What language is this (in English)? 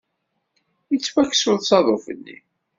Kabyle